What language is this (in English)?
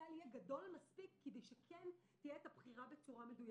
Hebrew